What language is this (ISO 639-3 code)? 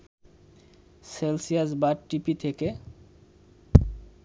ben